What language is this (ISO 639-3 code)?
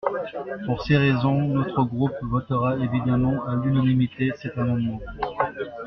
fra